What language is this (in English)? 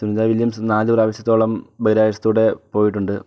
Malayalam